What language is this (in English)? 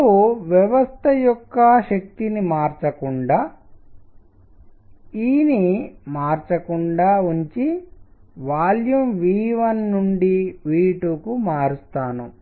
Telugu